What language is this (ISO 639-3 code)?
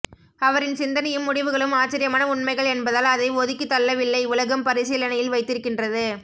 tam